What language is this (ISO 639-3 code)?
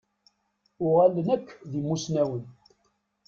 kab